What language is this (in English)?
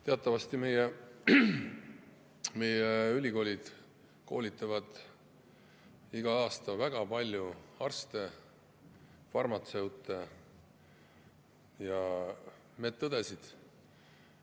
Estonian